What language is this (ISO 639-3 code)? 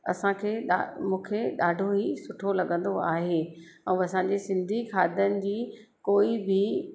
snd